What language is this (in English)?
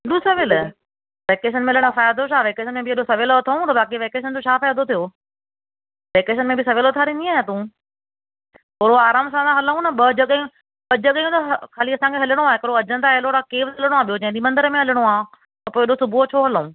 Sindhi